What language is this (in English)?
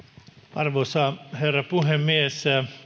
Finnish